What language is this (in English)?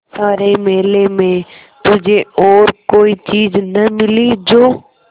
Hindi